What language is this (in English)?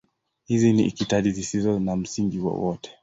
Swahili